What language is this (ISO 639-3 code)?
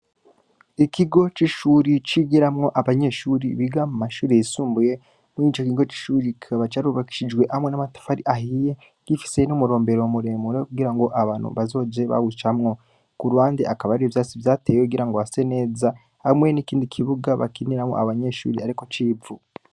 run